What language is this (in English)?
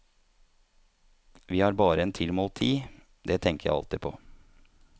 Norwegian